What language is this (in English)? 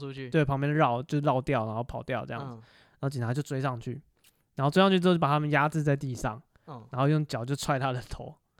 Chinese